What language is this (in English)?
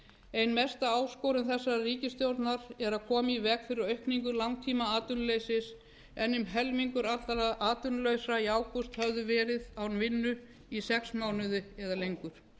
Icelandic